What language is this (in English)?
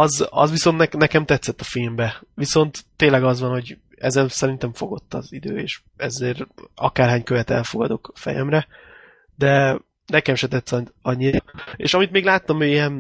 Hungarian